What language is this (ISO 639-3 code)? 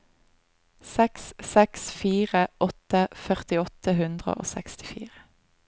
nor